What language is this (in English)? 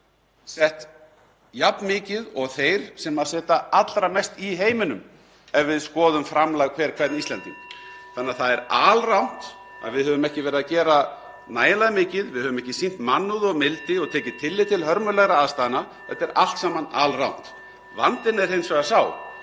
Icelandic